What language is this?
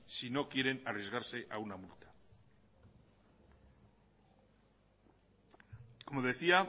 Spanish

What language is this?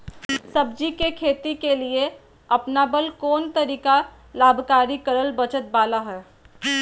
Magahi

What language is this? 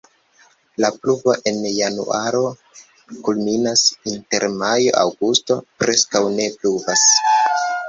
Esperanto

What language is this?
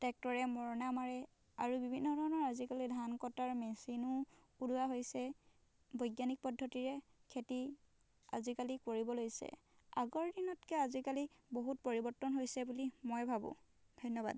Assamese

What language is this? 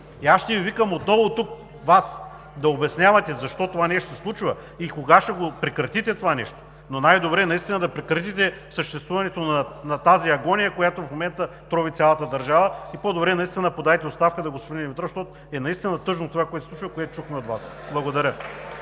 Bulgarian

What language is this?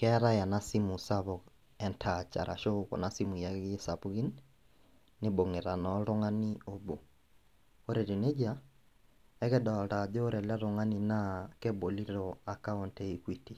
Masai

